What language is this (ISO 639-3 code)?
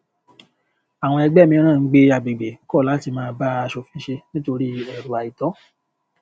yor